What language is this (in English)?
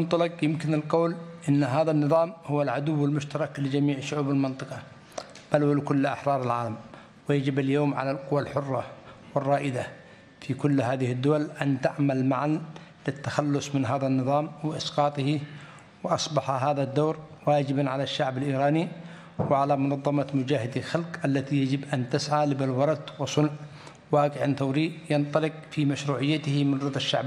Arabic